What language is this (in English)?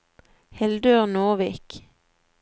Norwegian